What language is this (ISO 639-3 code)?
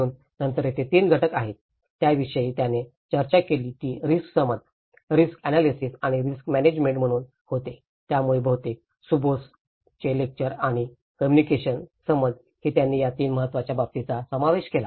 mar